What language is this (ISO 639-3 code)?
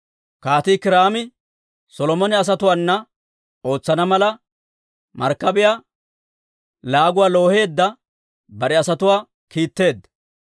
dwr